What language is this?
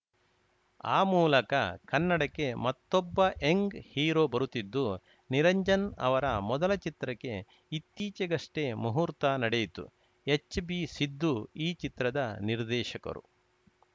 Kannada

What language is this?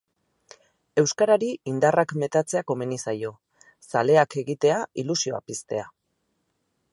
Basque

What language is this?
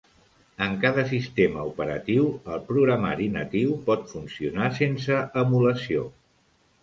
Catalan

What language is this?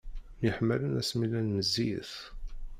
Kabyle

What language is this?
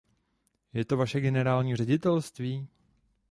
Czech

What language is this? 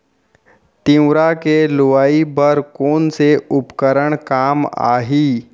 Chhattisgarhi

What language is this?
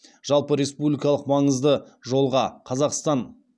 Kazakh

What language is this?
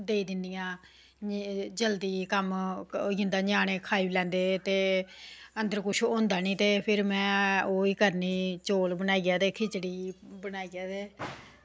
Dogri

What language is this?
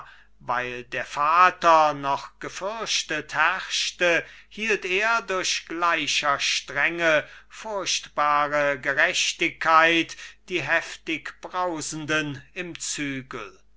German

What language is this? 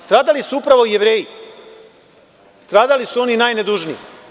Serbian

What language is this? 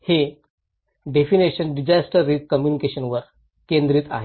Marathi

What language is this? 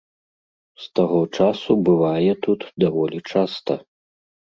Belarusian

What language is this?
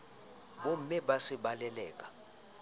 Southern Sotho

